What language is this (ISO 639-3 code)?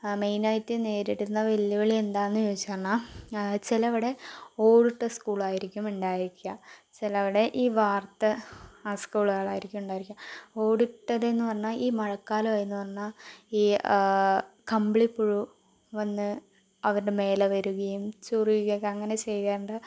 mal